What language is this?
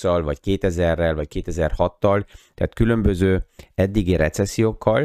Hungarian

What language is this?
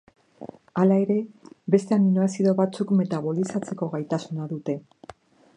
Basque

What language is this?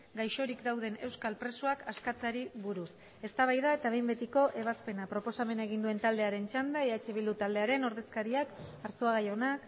Basque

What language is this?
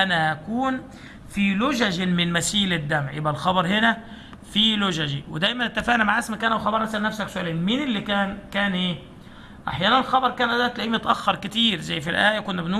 Arabic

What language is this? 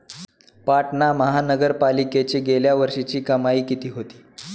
Marathi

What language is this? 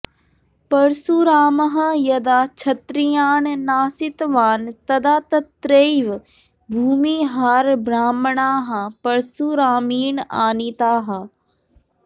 Sanskrit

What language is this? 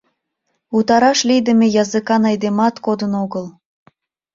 Mari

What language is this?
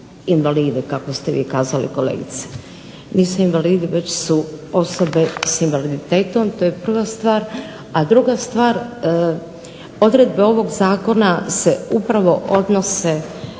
Croatian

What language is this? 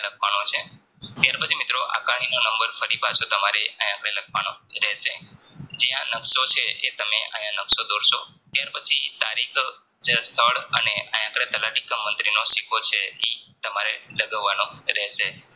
Gujarati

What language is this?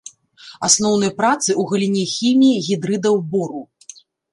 Belarusian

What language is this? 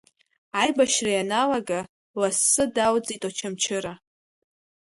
Abkhazian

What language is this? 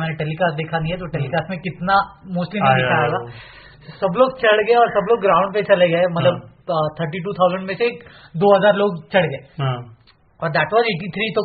Hindi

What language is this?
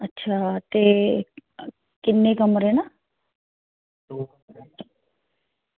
Dogri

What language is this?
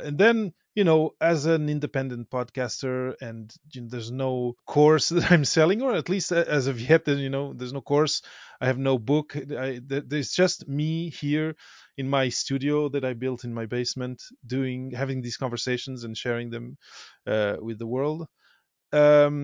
English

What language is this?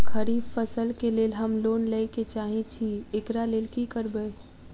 Maithili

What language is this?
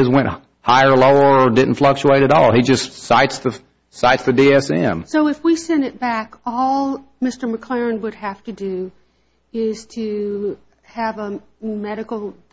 English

